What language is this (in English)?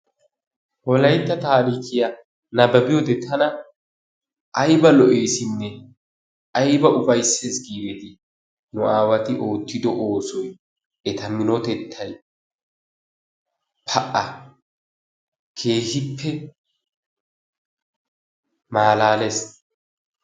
Wolaytta